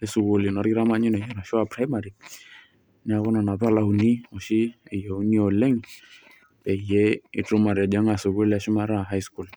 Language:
Masai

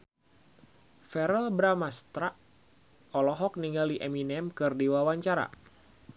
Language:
Sundanese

